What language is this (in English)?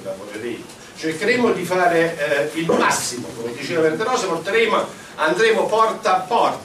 Italian